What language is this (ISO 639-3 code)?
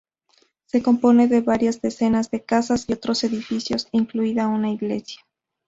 spa